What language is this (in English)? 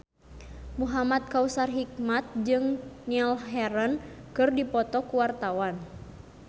Sundanese